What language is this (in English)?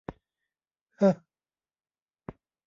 Thai